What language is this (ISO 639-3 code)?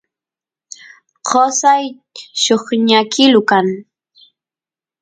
qus